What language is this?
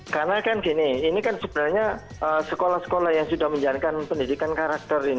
Indonesian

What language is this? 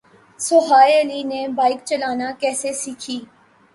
Urdu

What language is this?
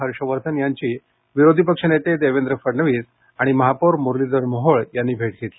Marathi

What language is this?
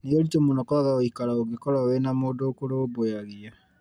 Kikuyu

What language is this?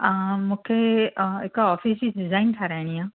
Sindhi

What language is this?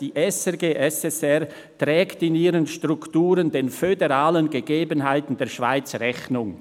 Swiss German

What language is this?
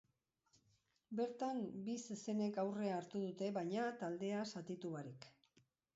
Basque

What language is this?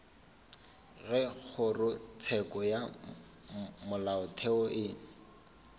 Northern Sotho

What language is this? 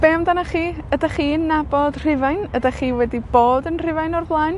Welsh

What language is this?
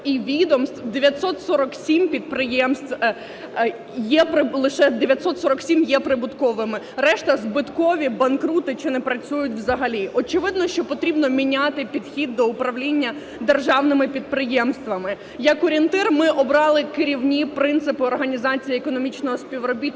Ukrainian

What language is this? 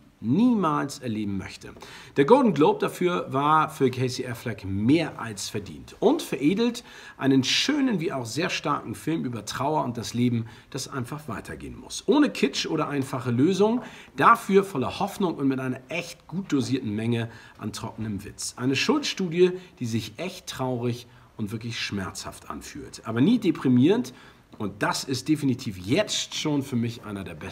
German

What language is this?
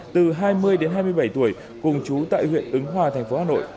Vietnamese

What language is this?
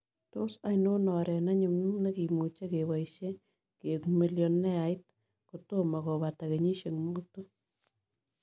Kalenjin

